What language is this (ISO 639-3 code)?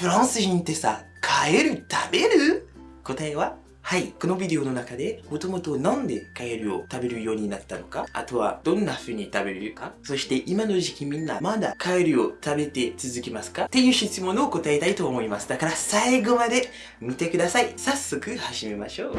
jpn